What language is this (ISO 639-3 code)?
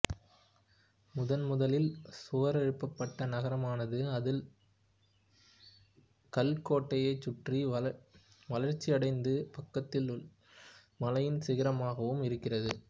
tam